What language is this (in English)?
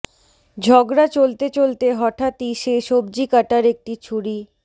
Bangla